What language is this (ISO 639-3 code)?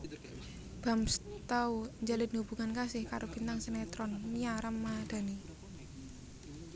jav